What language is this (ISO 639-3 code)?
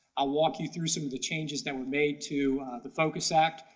eng